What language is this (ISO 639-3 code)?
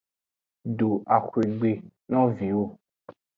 ajg